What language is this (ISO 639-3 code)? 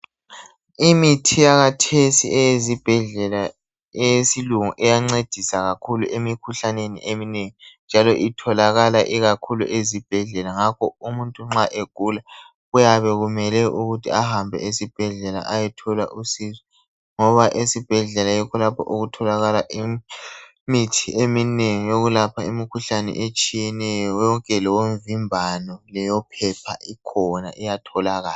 nde